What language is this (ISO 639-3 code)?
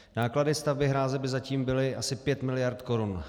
ces